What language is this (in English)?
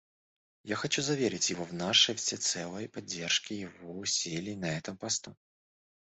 Russian